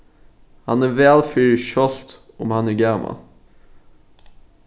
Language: Faroese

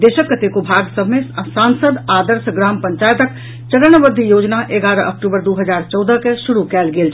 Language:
Maithili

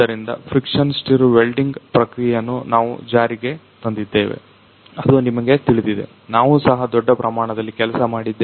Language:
Kannada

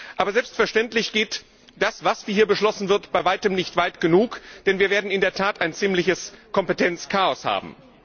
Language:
German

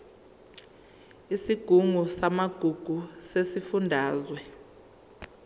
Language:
Zulu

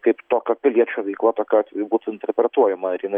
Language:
Lithuanian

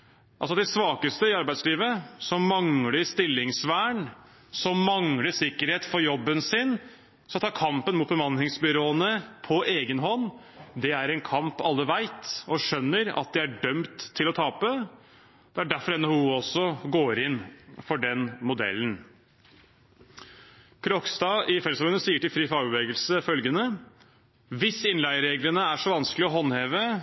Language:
Norwegian Bokmål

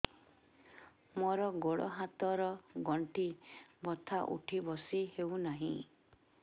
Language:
Odia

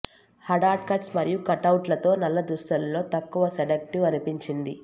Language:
Telugu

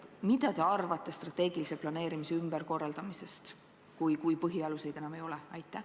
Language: Estonian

